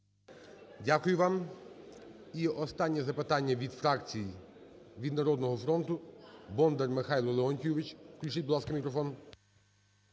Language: Ukrainian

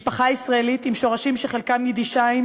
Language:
Hebrew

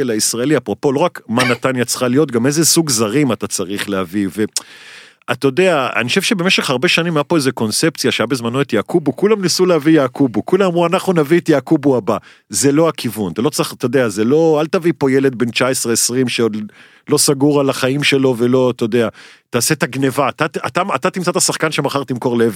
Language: Hebrew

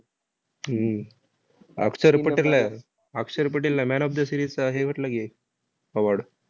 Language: Marathi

